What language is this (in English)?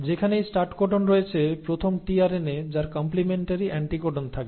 Bangla